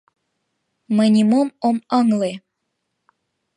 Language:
Mari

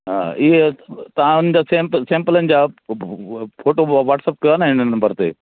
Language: Sindhi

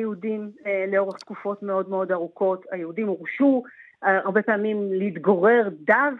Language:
Hebrew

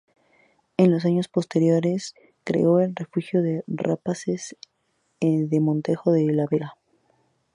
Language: Spanish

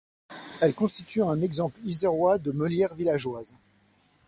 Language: French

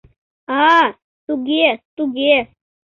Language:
Mari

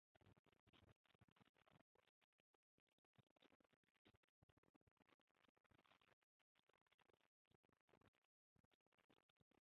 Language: Bangla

